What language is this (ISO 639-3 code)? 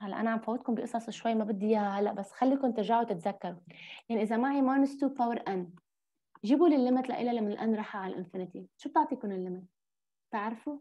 ara